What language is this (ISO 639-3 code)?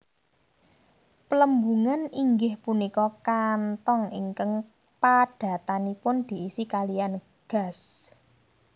jav